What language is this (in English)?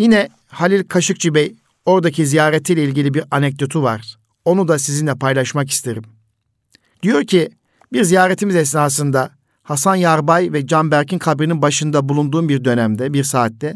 Turkish